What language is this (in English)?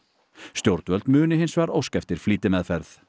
Icelandic